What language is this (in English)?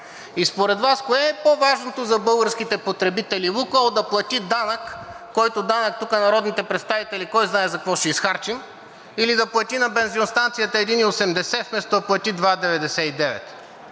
Bulgarian